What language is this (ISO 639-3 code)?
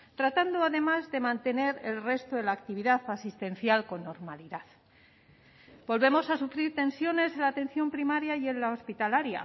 spa